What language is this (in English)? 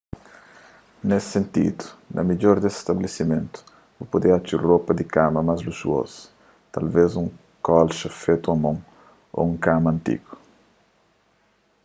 Kabuverdianu